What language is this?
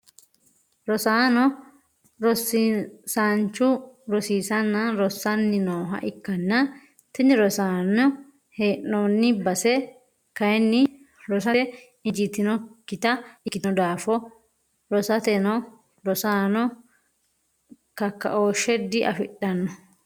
Sidamo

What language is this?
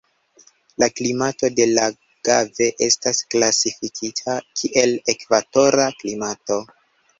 Esperanto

